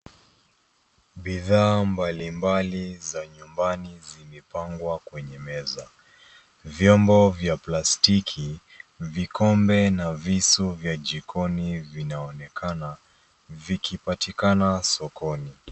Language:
Swahili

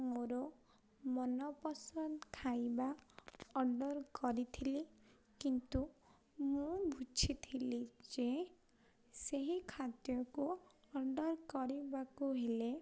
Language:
Odia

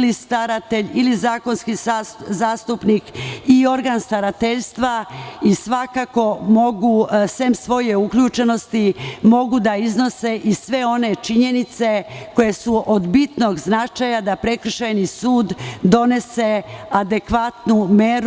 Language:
Serbian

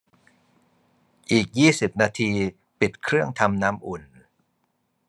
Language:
Thai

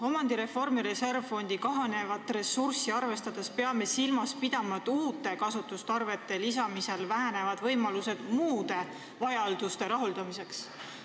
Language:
Estonian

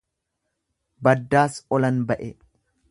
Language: Oromo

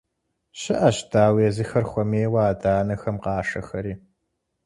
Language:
Kabardian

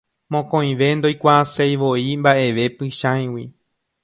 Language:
Guarani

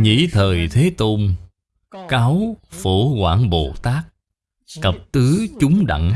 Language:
Vietnamese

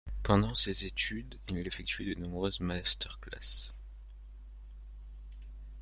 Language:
French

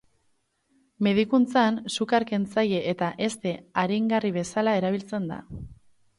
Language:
Basque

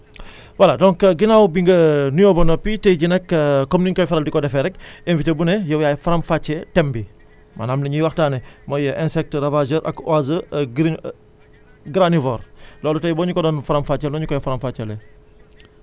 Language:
Wolof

